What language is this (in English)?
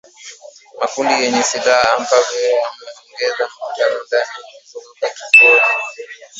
Swahili